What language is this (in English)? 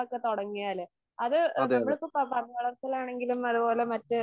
Malayalam